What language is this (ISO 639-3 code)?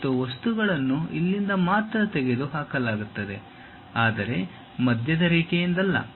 kan